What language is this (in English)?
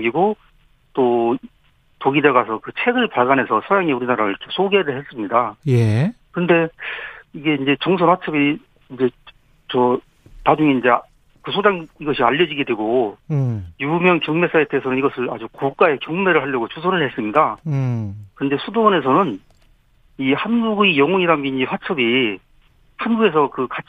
Korean